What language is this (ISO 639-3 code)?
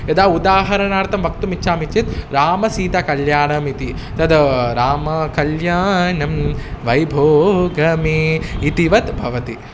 san